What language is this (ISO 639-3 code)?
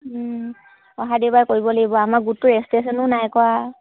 asm